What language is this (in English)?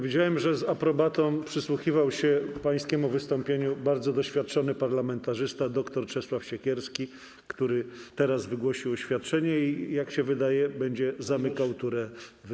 Polish